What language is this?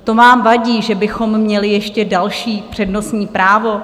Czech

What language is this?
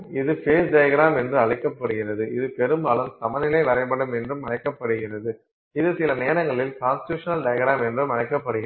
Tamil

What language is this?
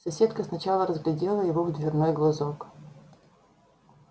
Russian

